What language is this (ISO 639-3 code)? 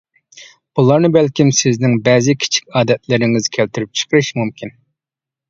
uig